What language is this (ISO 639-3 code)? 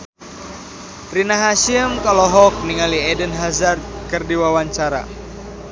sun